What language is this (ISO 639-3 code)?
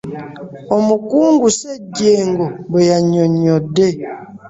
lug